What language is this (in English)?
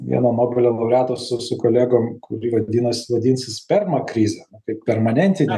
Lithuanian